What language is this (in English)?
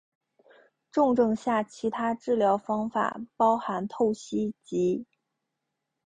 Chinese